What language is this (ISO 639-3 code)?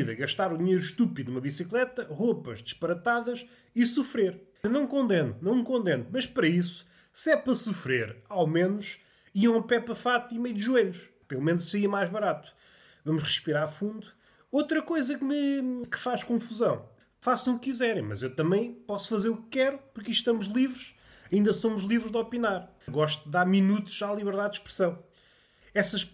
por